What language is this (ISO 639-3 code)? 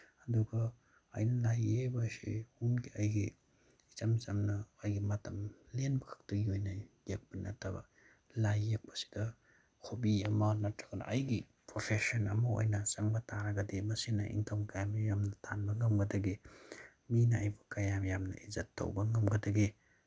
mni